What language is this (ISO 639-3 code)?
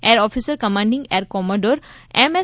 guj